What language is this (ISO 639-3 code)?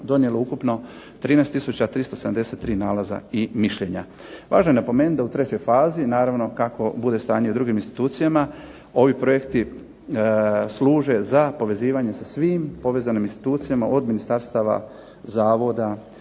hrv